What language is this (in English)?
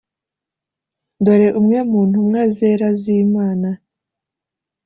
Kinyarwanda